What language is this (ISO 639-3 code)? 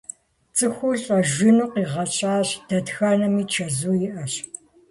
kbd